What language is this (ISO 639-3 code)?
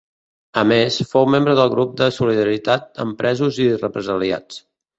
cat